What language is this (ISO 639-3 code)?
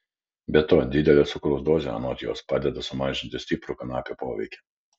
lit